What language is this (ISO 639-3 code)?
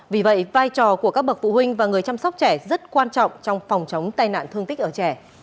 vie